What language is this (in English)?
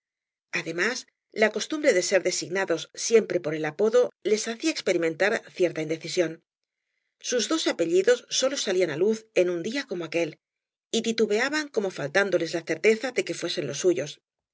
Spanish